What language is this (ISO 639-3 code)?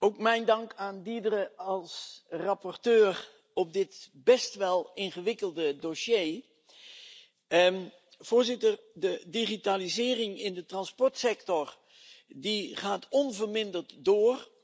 nld